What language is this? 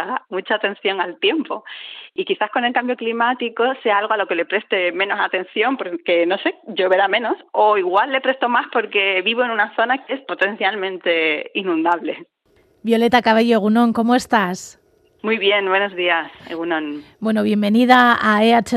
Spanish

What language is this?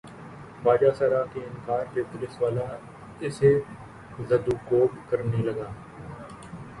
Urdu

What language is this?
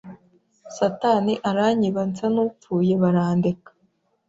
Kinyarwanda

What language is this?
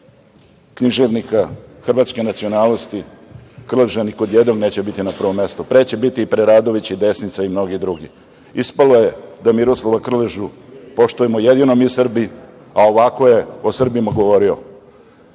Serbian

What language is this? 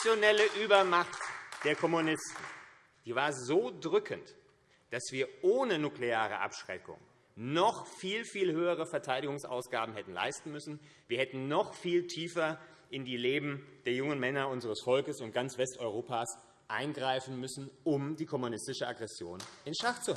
German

